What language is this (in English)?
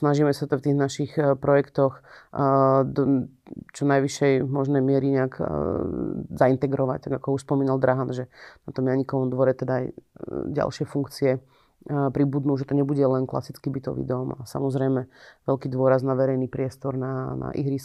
Slovak